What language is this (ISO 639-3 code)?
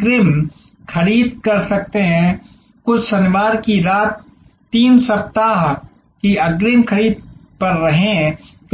hin